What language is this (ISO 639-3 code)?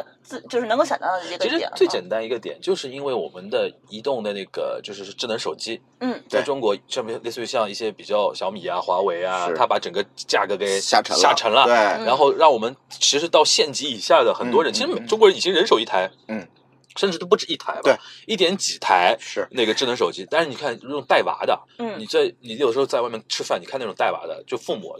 zho